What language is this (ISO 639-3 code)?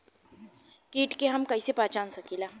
bho